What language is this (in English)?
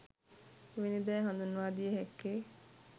Sinhala